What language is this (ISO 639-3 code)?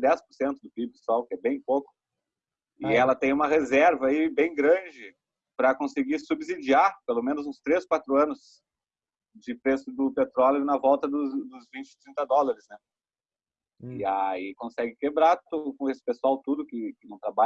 por